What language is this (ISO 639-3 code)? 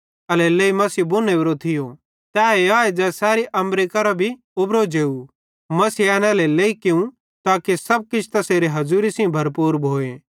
bhd